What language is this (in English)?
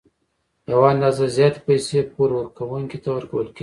Pashto